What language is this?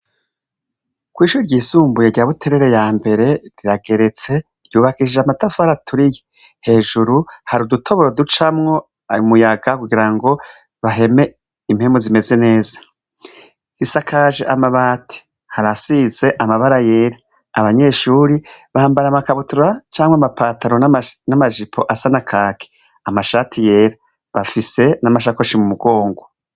Rundi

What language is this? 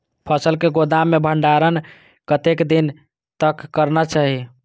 Maithili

